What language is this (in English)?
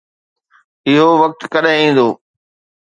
Sindhi